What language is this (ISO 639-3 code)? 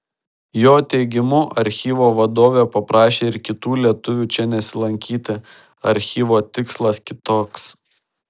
lit